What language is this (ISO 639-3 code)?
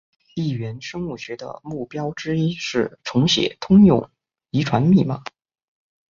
zho